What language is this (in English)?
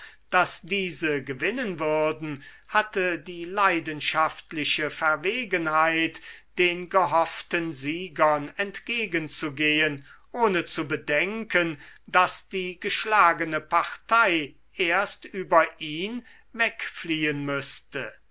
German